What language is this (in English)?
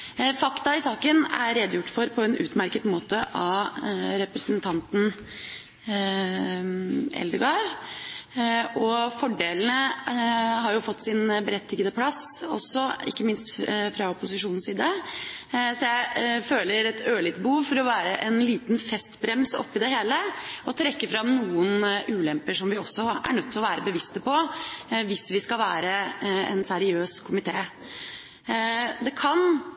Norwegian Bokmål